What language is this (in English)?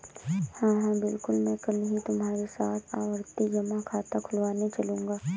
Hindi